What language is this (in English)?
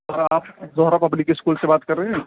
Urdu